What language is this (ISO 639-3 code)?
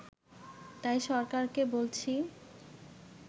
ben